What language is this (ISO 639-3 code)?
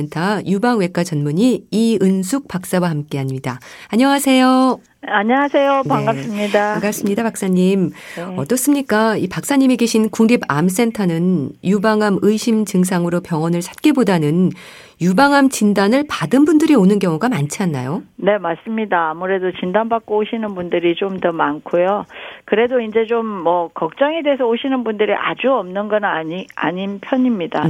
kor